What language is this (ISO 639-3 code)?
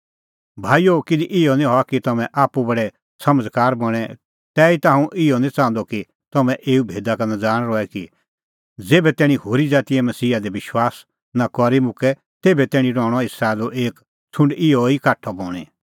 kfx